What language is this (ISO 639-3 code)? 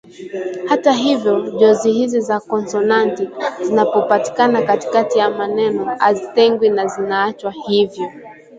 swa